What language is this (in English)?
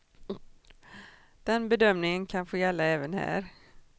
Swedish